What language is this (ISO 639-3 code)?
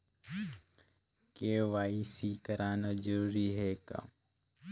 hne